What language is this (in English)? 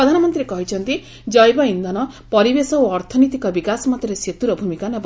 Odia